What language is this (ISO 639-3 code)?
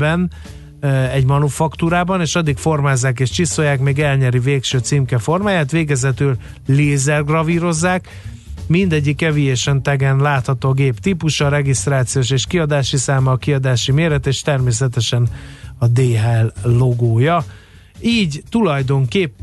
hun